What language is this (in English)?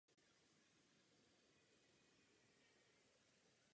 Czech